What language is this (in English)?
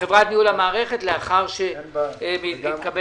Hebrew